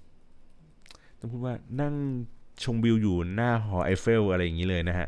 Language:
Thai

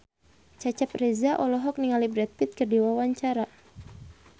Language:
Sundanese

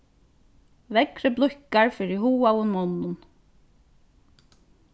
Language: Faroese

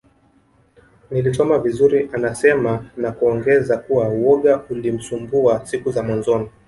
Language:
Swahili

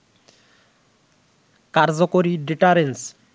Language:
Bangla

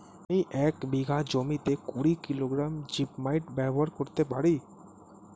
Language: Bangla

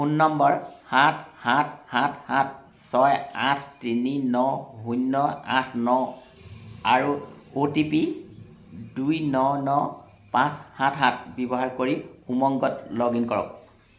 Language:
Assamese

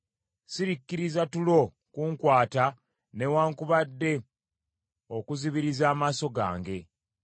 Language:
Ganda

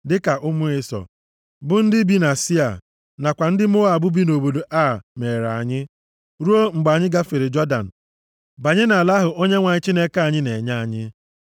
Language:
Igbo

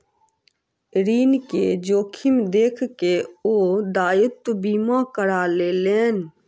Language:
Maithili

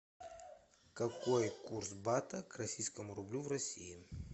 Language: Russian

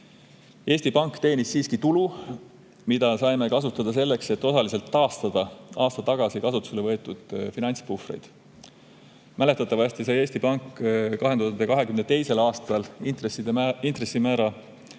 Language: Estonian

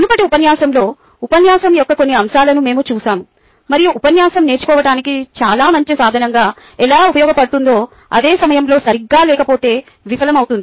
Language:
Telugu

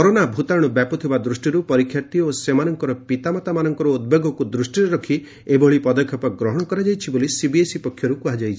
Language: Odia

